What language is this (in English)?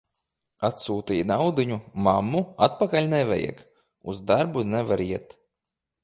Latvian